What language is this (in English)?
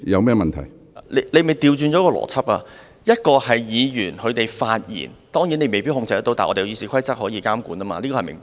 Cantonese